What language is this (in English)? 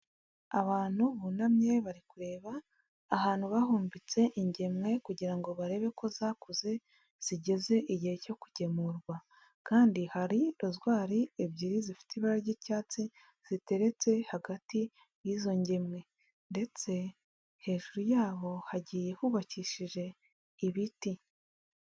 Kinyarwanda